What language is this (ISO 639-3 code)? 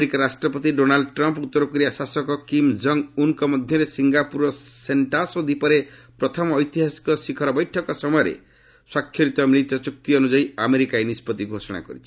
ori